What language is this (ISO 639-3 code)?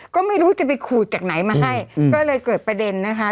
tha